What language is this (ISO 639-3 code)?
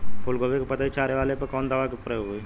bho